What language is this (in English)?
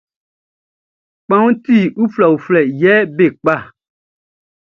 Baoulé